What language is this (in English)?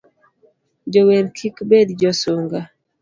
Luo (Kenya and Tanzania)